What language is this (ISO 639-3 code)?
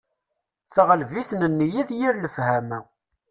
kab